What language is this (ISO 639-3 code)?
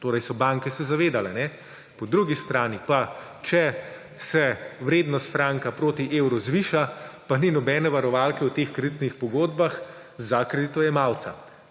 slv